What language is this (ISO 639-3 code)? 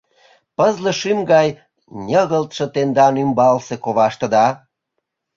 chm